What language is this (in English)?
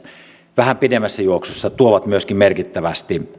Finnish